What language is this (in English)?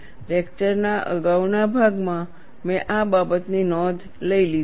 Gujarati